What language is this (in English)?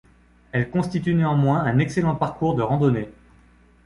French